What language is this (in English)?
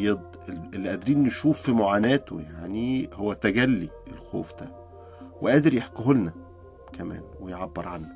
Arabic